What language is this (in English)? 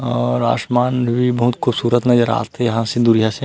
Chhattisgarhi